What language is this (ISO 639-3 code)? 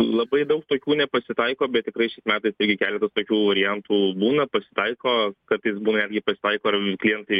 lit